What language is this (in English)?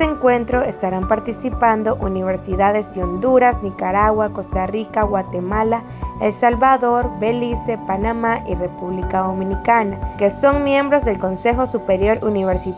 Spanish